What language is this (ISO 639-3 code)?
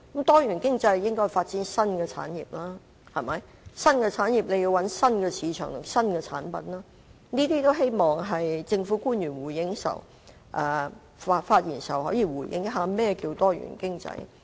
yue